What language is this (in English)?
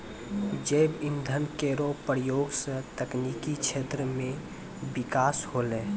Maithili